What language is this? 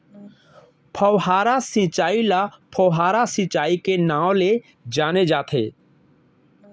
Chhattisgarhi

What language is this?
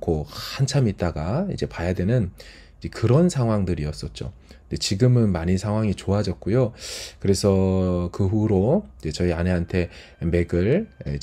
Korean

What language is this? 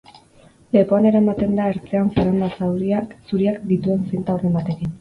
Basque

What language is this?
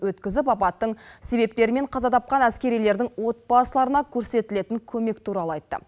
Kazakh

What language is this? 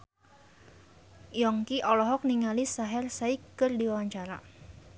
Sundanese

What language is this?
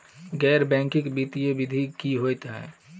Maithili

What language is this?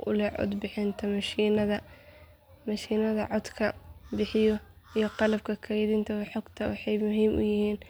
Somali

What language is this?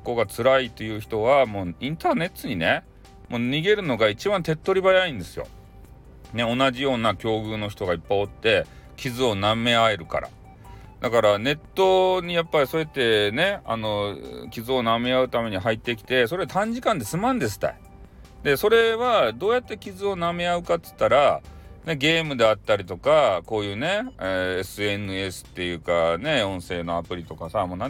Japanese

